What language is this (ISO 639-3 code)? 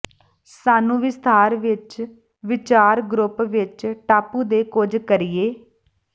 pan